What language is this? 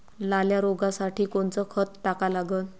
Marathi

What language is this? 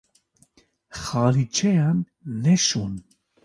Kurdish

